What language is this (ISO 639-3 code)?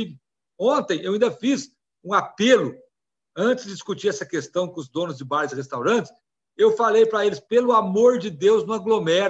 por